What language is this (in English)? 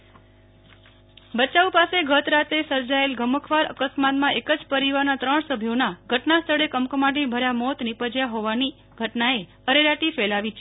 Gujarati